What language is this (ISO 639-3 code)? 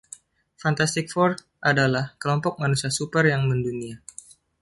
ind